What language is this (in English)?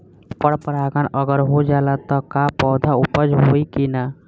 Bhojpuri